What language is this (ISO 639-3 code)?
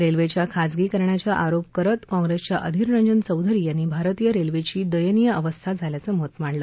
mar